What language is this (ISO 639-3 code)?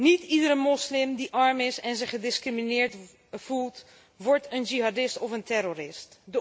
nld